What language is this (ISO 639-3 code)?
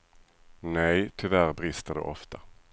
swe